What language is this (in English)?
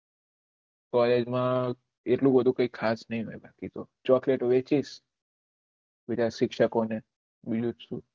Gujarati